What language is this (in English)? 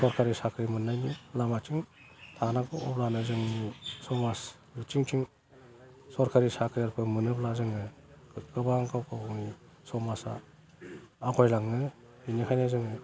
Bodo